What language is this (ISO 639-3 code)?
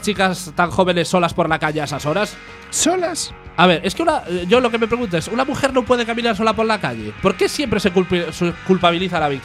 spa